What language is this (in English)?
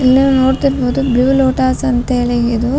Kannada